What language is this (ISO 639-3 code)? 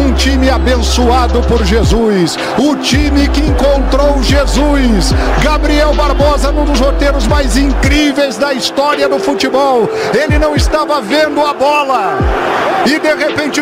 por